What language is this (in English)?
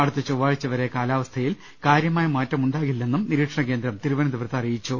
Malayalam